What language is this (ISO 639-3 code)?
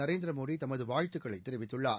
tam